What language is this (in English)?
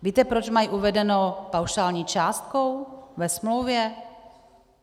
Czech